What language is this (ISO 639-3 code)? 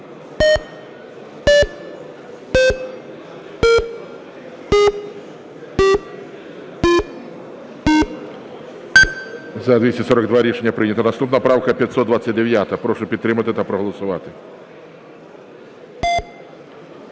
ukr